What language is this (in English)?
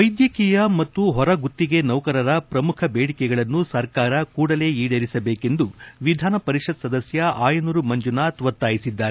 Kannada